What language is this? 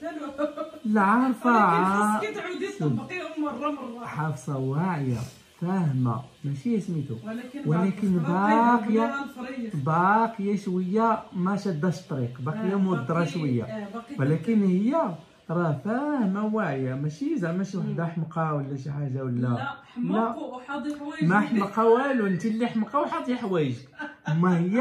Arabic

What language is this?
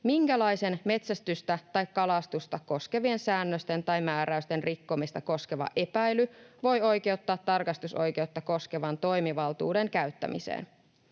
Finnish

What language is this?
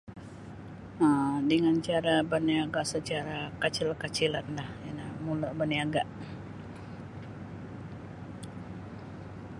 Sabah Bisaya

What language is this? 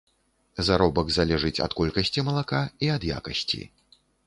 Belarusian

